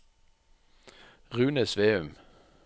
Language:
Norwegian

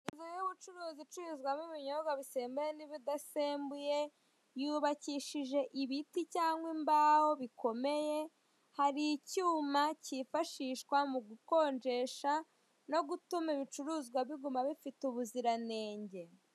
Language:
Kinyarwanda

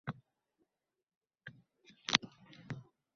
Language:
Uzbek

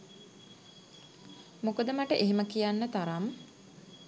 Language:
Sinhala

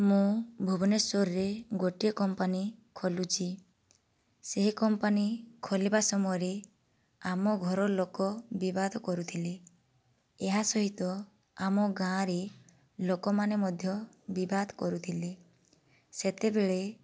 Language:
Odia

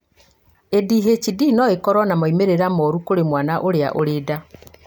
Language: Kikuyu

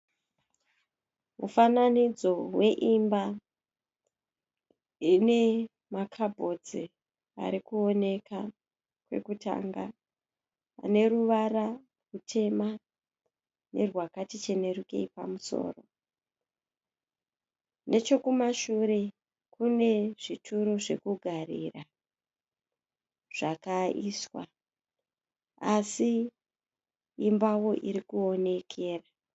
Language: Shona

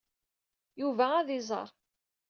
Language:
Kabyle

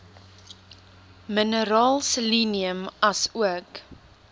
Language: Afrikaans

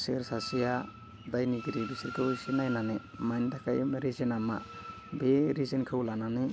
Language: Bodo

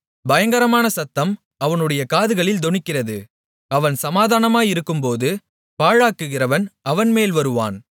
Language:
Tamil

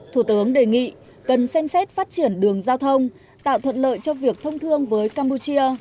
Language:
Vietnamese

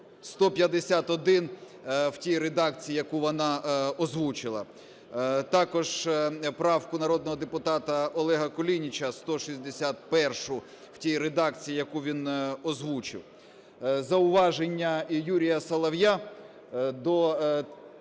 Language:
Ukrainian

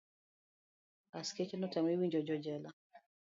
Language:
Luo (Kenya and Tanzania)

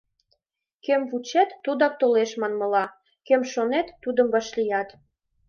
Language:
Mari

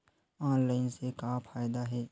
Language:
Chhattisgarhi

